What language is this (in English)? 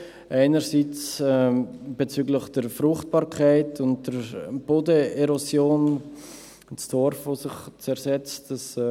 Swiss German